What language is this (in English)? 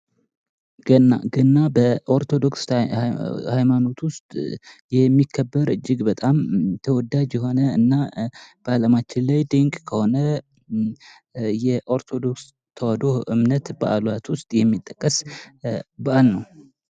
Amharic